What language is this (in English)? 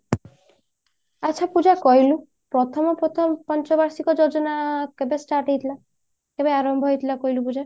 Odia